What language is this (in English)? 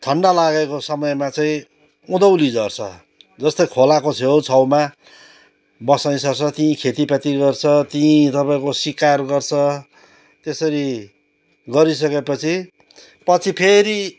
Nepali